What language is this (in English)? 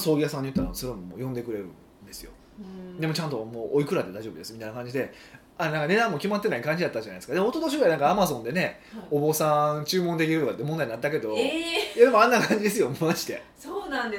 Japanese